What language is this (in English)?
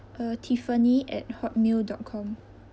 English